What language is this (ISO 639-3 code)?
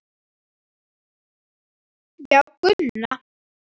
isl